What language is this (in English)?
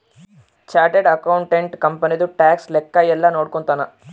Kannada